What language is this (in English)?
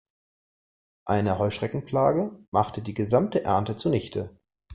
German